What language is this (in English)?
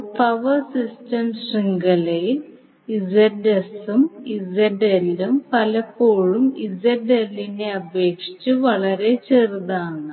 Malayalam